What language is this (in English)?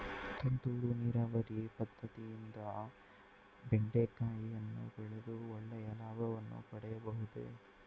Kannada